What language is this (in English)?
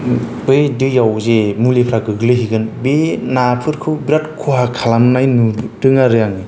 Bodo